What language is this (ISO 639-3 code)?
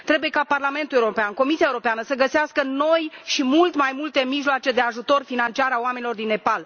ron